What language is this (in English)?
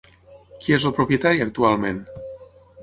Catalan